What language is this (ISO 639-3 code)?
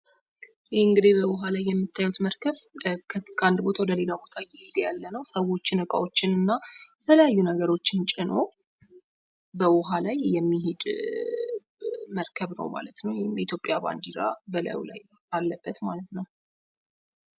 amh